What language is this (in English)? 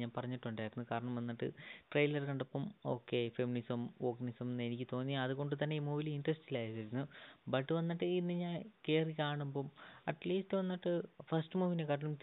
Malayalam